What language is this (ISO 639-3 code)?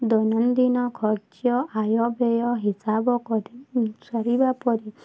ori